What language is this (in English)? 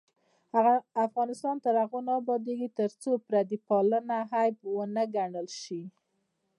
Pashto